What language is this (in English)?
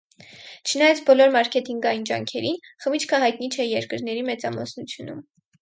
Armenian